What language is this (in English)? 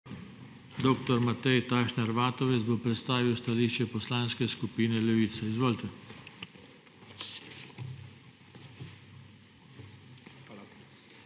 Slovenian